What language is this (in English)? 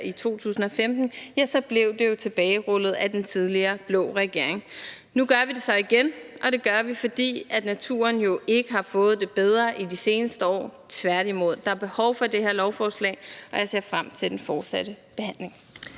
Danish